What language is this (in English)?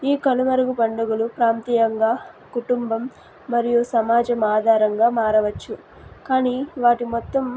Telugu